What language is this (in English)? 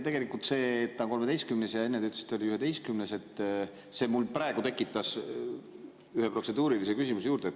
Estonian